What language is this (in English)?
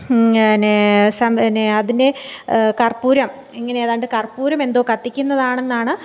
Malayalam